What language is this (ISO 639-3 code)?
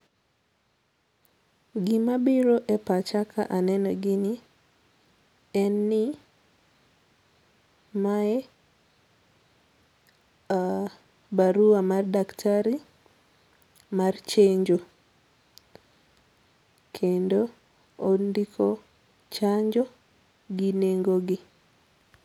luo